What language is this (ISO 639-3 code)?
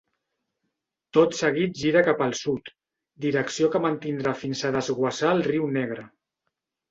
cat